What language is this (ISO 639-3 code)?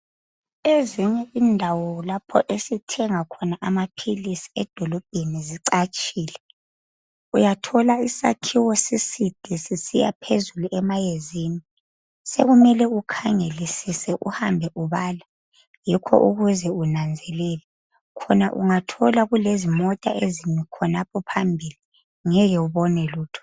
nde